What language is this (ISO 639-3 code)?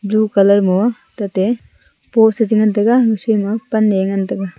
nnp